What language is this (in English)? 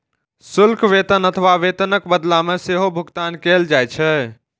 Maithili